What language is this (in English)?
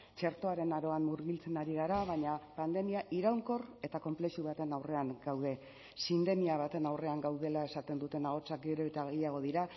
Basque